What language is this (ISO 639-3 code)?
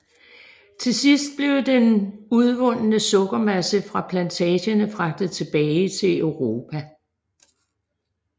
dan